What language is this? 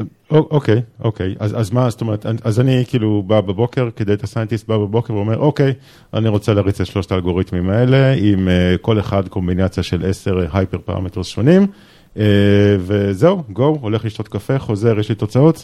Hebrew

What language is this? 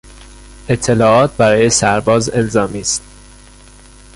Persian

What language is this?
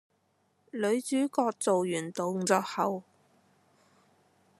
Cantonese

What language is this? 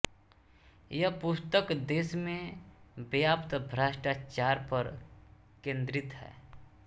Hindi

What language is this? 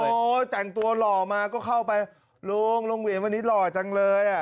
Thai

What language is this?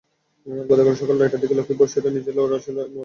Bangla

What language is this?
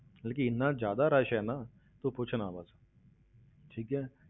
Punjabi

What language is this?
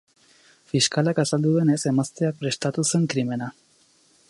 Basque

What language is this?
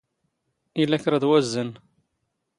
Standard Moroccan Tamazight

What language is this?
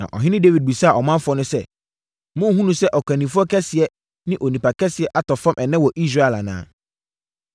Akan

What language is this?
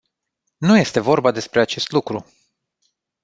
Romanian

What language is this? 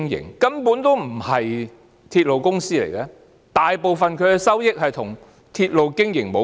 Cantonese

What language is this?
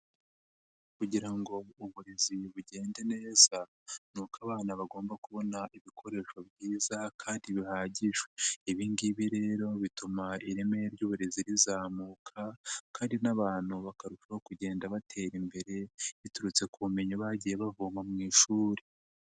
Kinyarwanda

